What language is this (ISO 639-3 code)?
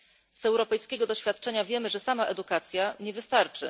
pol